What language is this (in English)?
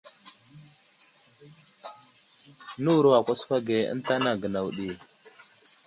Wuzlam